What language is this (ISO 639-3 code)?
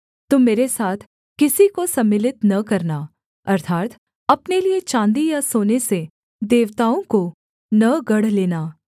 hin